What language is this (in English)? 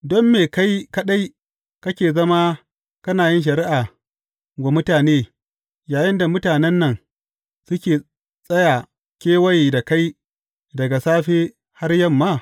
Hausa